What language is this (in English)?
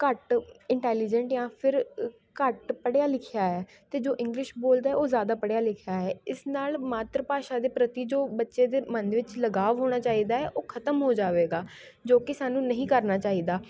Punjabi